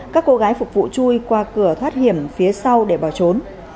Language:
Vietnamese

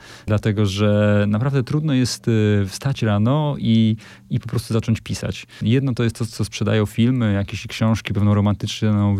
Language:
Polish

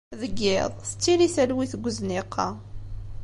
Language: Kabyle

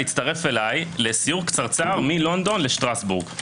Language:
Hebrew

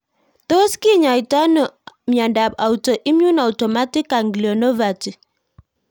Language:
Kalenjin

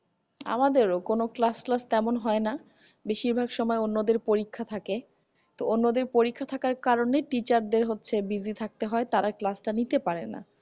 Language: Bangla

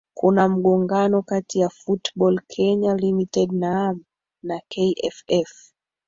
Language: Swahili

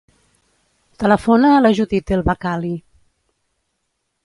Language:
Catalan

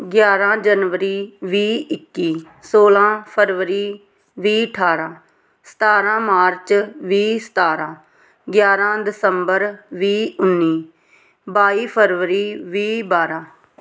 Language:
Punjabi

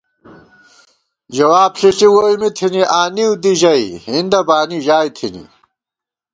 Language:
Gawar-Bati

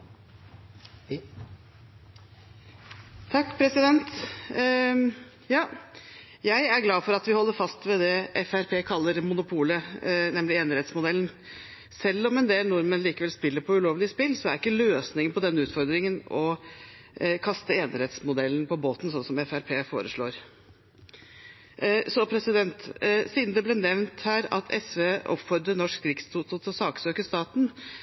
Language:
Norwegian Bokmål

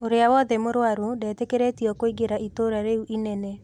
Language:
Kikuyu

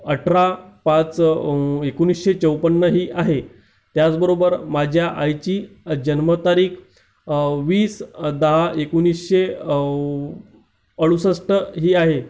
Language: Marathi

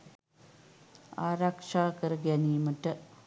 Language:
Sinhala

